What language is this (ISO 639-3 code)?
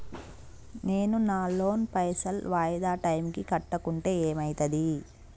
tel